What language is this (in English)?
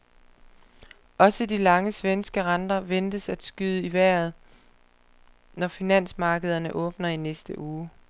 Danish